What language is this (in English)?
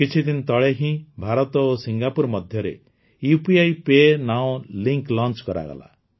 Odia